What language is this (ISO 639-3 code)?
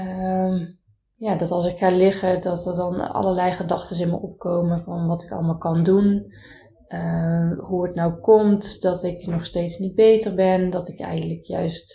nld